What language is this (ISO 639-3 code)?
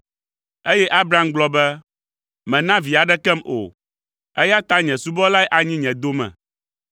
ewe